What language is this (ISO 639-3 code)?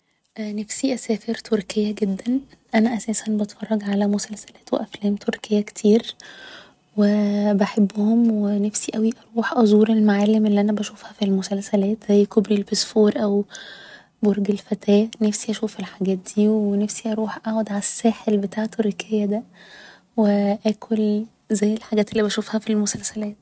arz